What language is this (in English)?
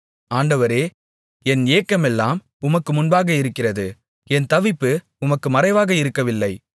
Tamil